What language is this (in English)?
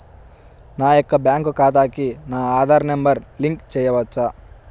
Telugu